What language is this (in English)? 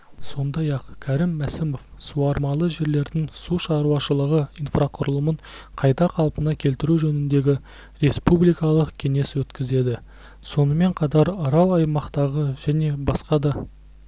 Kazakh